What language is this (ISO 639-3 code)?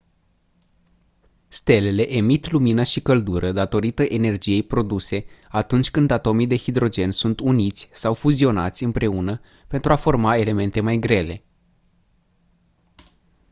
ron